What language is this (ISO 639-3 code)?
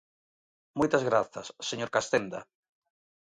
glg